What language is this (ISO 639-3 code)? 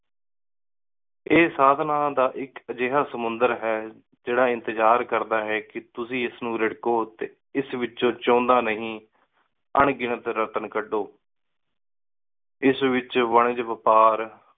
pan